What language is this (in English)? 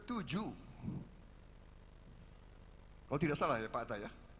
Indonesian